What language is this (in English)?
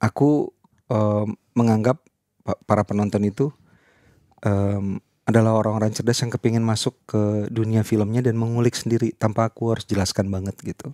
Indonesian